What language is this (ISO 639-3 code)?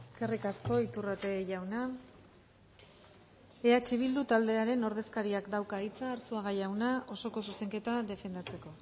eus